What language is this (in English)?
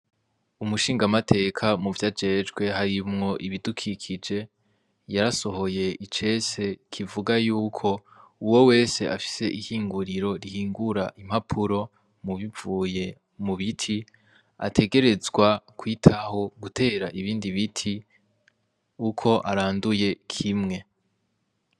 Rundi